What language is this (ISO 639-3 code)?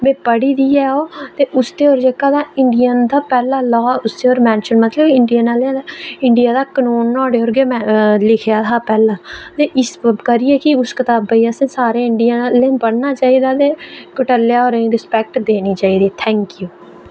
doi